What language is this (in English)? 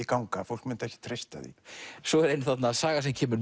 Icelandic